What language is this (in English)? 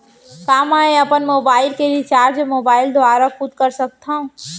Chhattisgarhi